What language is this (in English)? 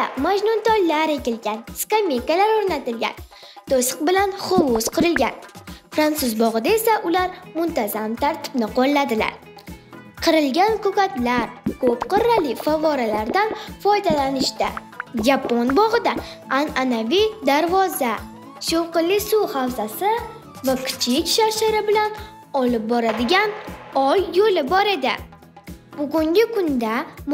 Turkish